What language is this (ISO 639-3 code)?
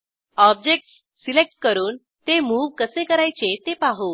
mar